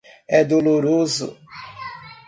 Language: Portuguese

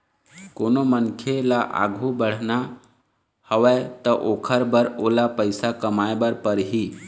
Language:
Chhattisgarhi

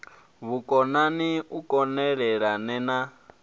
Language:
Venda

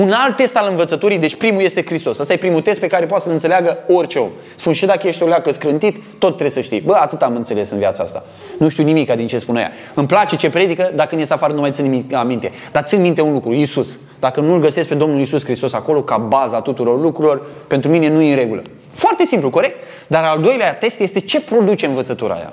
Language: Romanian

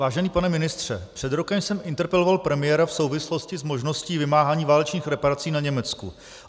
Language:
Czech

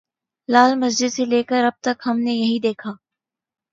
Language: Urdu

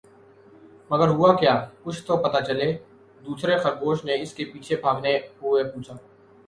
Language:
Urdu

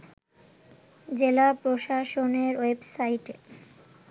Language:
Bangla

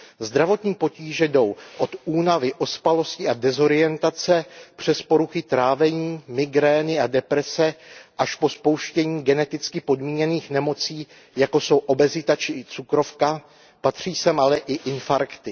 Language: Czech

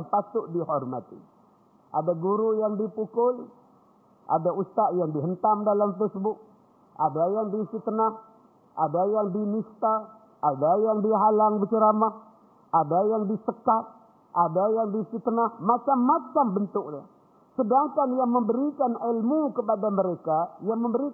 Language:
Malay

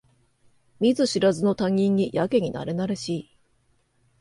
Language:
Japanese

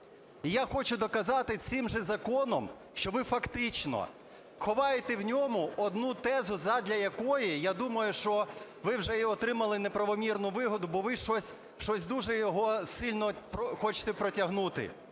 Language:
Ukrainian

